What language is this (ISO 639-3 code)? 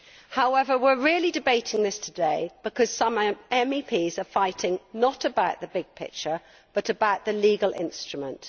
eng